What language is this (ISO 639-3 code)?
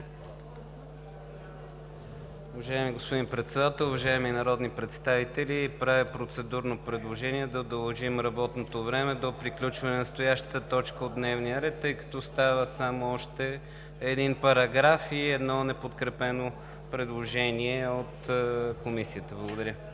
bul